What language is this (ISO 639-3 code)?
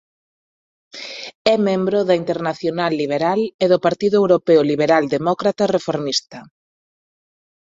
glg